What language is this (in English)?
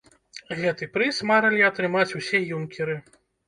Belarusian